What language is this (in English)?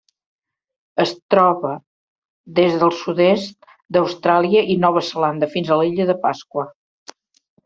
Catalan